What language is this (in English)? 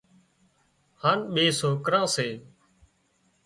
Wadiyara Koli